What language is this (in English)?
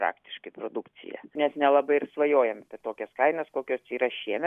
Lithuanian